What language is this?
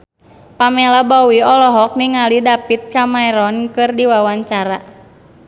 Sundanese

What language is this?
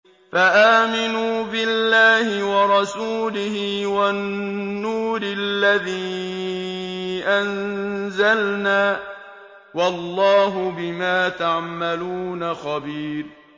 Arabic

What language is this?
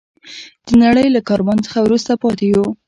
Pashto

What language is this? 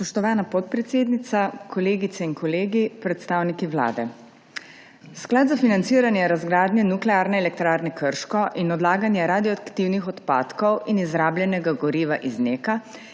Slovenian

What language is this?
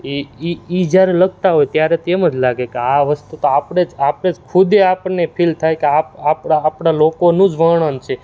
Gujarati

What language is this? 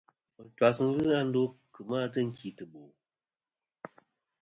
Kom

